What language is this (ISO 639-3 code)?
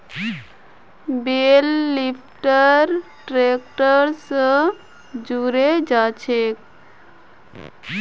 mag